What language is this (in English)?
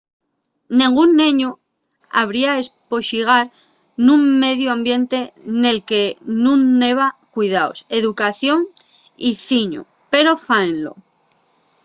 Asturian